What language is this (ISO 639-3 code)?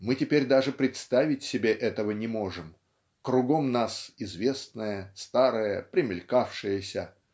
rus